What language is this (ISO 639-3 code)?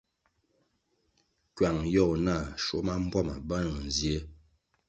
nmg